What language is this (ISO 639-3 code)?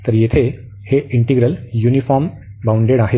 mar